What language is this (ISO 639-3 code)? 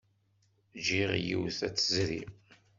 kab